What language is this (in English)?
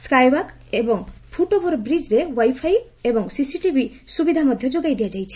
Odia